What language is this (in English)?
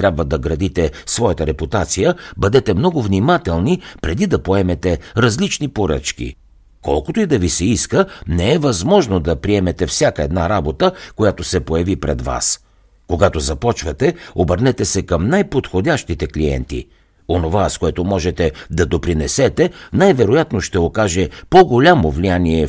Bulgarian